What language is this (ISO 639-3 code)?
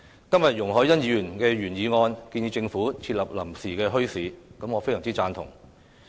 yue